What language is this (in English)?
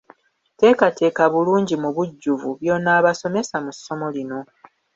Ganda